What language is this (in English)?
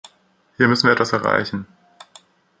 German